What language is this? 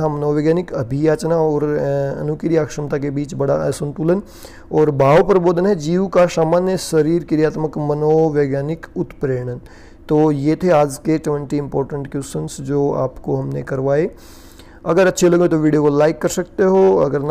Hindi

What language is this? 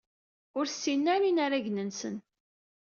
Kabyle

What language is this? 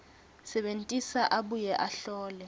Swati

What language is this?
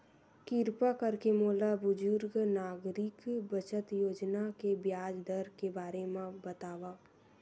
Chhattisgarhi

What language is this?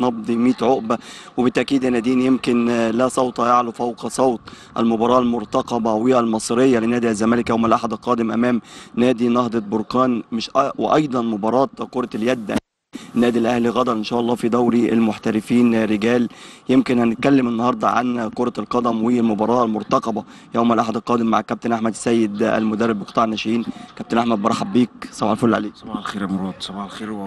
Arabic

